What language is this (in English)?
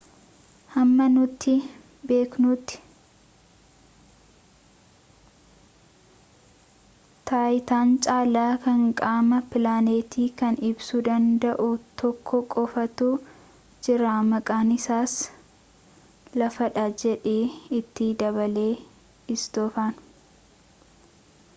Oromo